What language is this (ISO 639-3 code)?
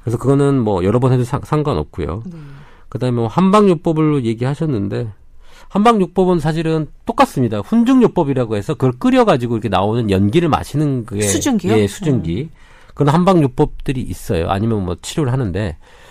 kor